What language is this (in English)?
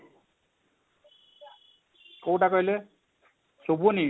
Odia